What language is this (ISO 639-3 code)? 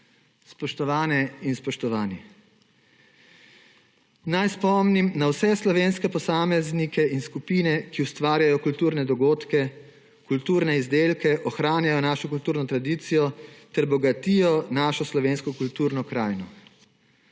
slv